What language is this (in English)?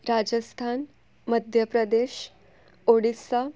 Gujarati